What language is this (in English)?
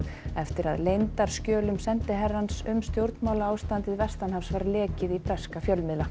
Icelandic